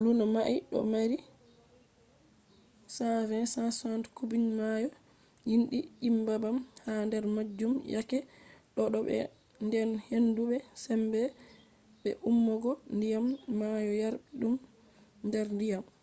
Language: Fula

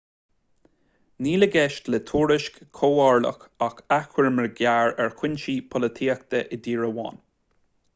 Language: Irish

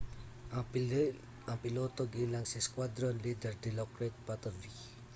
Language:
Cebuano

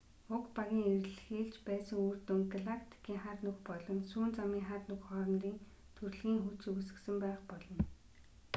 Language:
Mongolian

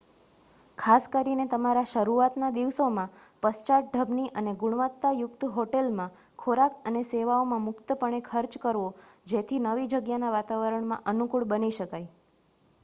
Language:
Gujarati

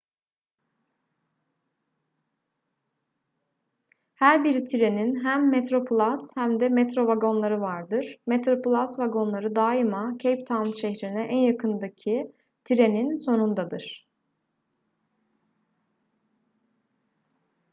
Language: Turkish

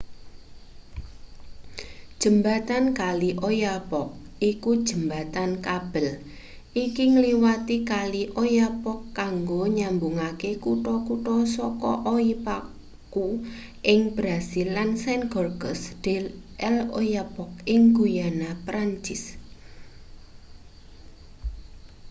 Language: Javanese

